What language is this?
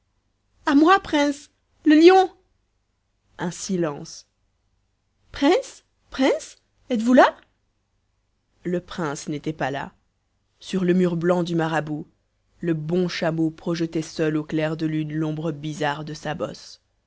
French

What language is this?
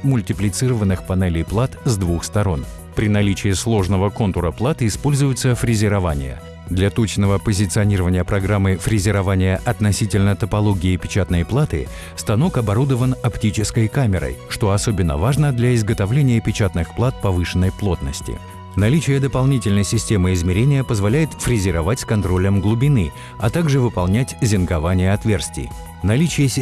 Russian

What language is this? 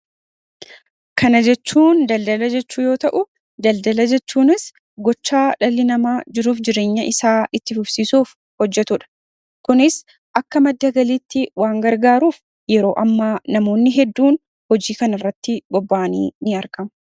Oromo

